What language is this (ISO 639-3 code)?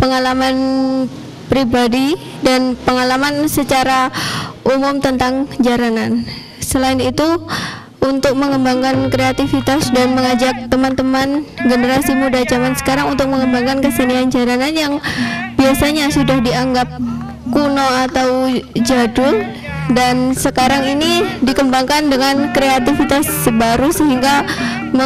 ind